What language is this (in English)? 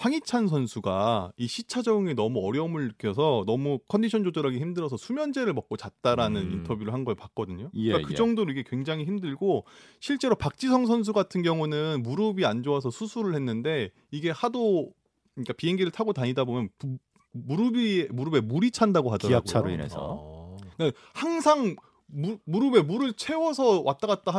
Korean